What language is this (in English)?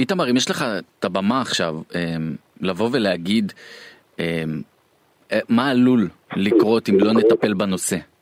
Hebrew